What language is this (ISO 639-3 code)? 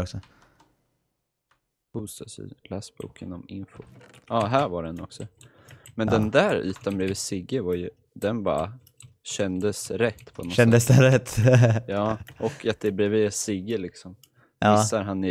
swe